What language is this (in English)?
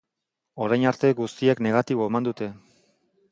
Basque